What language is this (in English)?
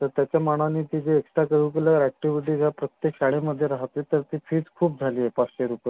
Marathi